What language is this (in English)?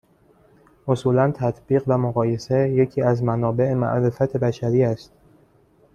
Persian